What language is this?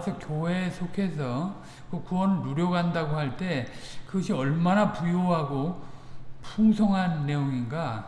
Korean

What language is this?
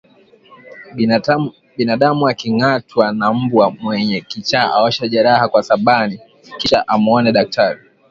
Swahili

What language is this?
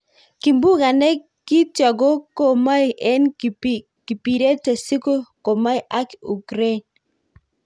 Kalenjin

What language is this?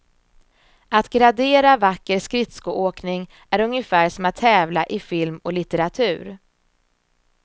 Swedish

